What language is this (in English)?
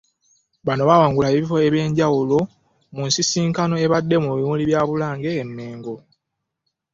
Ganda